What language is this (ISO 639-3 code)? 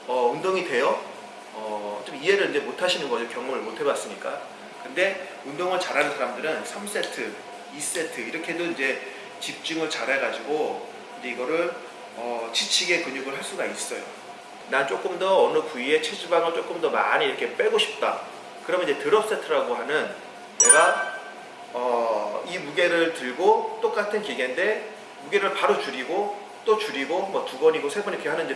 kor